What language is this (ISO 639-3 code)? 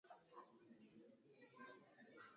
swa